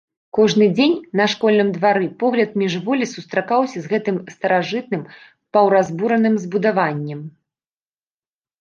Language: Belarusian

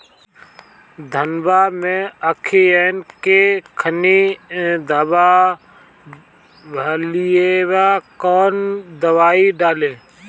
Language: Bhojpuri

